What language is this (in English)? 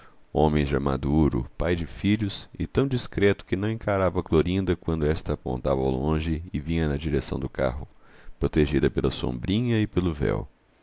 Portuguese